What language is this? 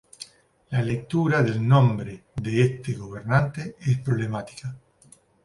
Spanish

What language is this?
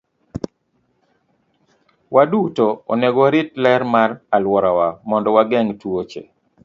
Luo (Kenya and Tanzania)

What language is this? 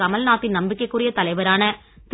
Tamil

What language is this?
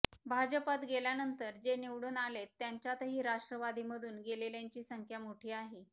Marathi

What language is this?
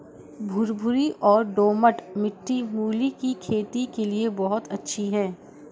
Hindi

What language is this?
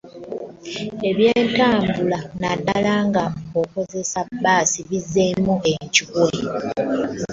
Ganda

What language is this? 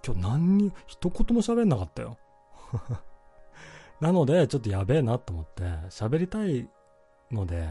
Japanese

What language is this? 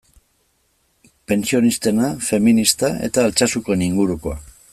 Basque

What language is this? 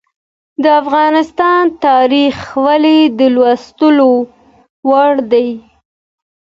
Pashto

